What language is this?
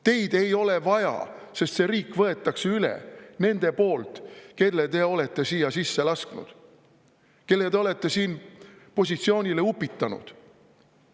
Estonian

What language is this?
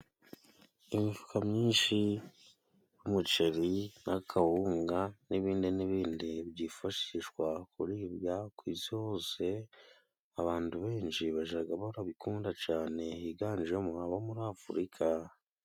Kinyarwanda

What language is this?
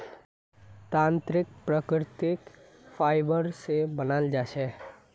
Magahi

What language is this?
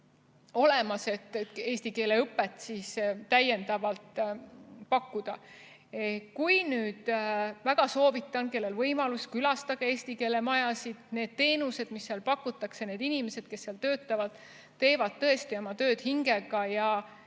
Estonian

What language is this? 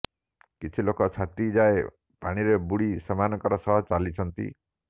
Odia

